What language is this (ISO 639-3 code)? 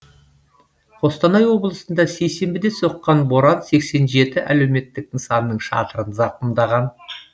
kaz